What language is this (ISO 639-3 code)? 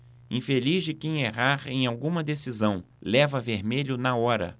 por